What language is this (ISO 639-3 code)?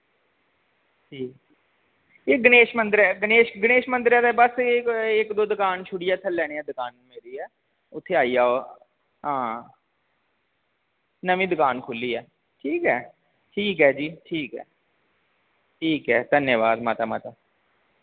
doi